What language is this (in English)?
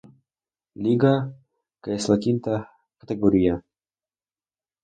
Spanish